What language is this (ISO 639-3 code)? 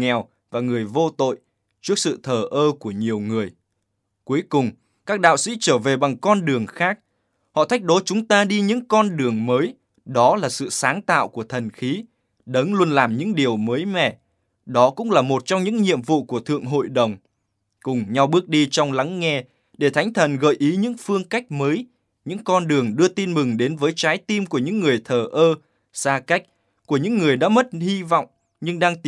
vie